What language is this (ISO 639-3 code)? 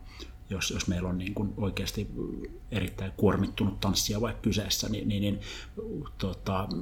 fin